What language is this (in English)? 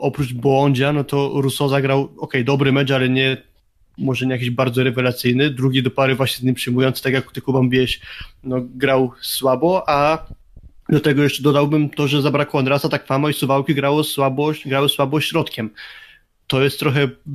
Polish